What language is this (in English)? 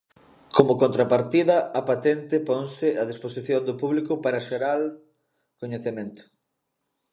Galician